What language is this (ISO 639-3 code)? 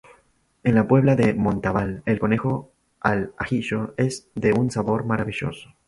spa